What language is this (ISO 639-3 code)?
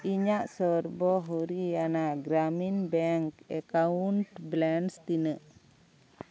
sat